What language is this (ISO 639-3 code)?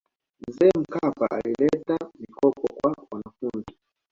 swa